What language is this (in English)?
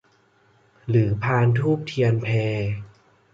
Thai